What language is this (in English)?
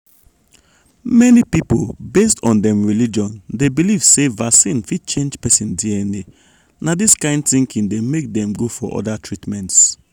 Nigerian Pidgin